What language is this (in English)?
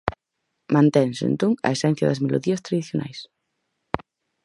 Galician